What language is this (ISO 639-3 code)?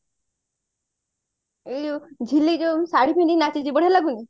ori